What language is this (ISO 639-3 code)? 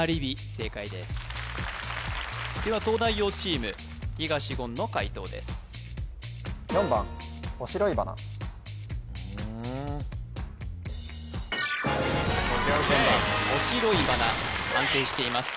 jpn